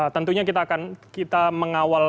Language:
Indonesian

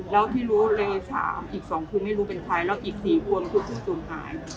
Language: Thai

